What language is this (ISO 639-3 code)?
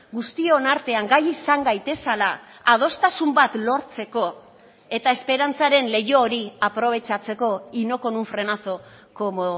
eus